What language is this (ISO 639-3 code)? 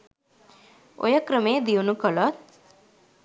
sin